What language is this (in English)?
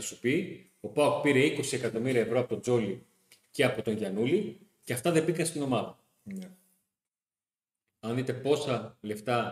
Greek